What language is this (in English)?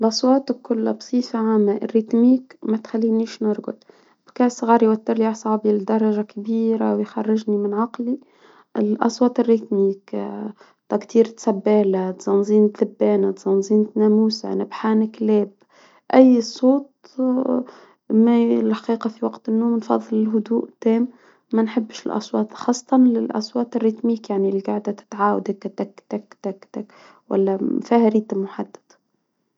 Tunisian Arabic